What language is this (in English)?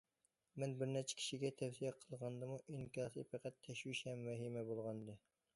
Uyghur